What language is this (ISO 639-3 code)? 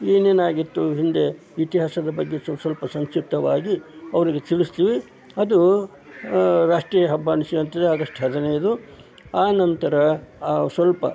kan